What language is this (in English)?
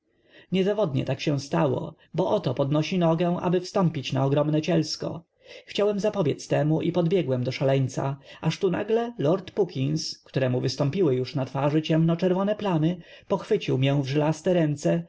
Polish